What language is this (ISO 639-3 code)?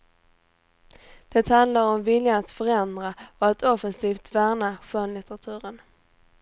swe